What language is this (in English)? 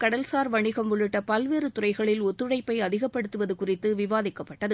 Tamil